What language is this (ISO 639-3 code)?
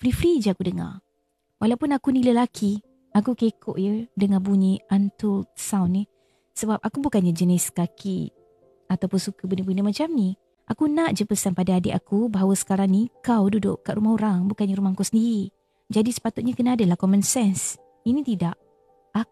msa